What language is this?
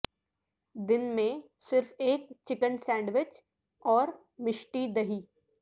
Urdu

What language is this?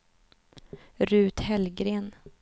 Swedish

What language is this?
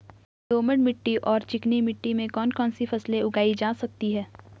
Hindi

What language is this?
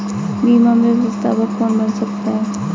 Hindi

